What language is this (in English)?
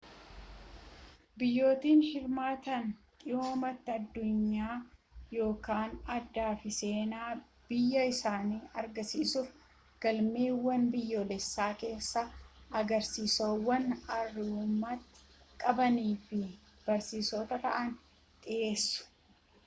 Oromo